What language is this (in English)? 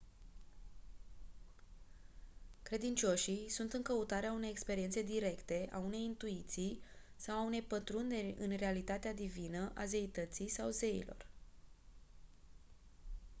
Romanian